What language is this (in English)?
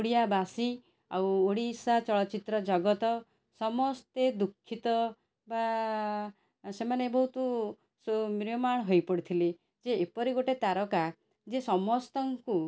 Odia